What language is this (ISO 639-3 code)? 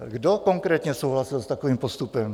ces